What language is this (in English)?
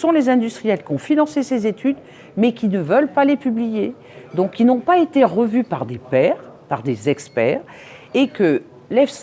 French